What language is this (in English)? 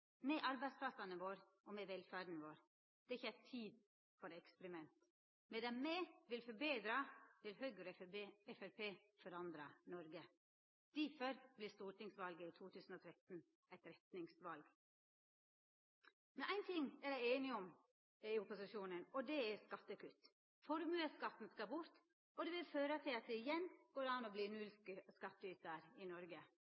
Norwegian Nynorsk